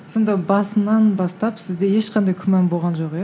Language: Kazakh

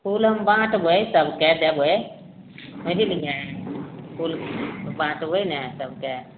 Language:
Maithili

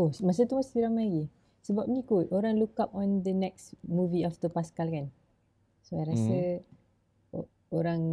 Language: Malay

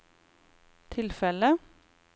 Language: Norwegian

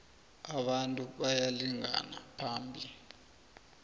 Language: South Ndebele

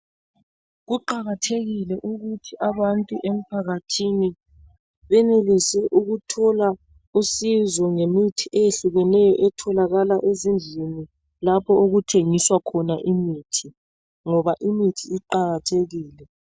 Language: North Ndebele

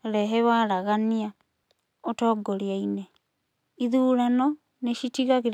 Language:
Kikuyu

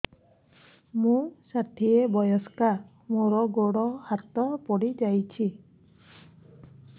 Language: Odia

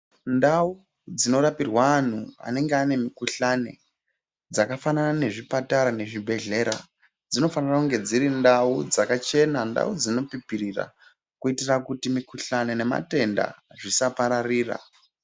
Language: Ndau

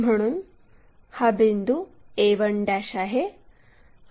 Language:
Marathi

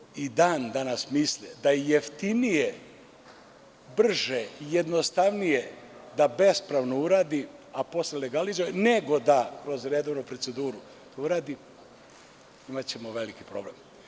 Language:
Serbian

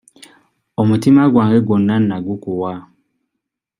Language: Ganda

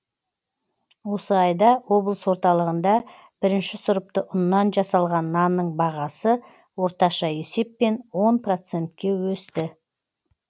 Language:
Kazakh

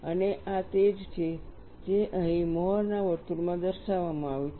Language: Gujarati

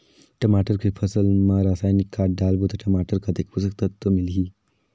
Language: Chhattisgarhi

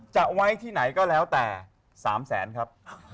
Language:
Thai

